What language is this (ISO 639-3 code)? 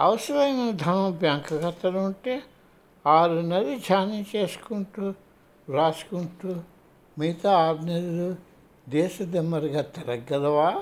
tel